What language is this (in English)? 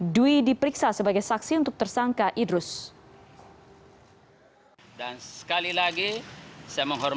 Indonesian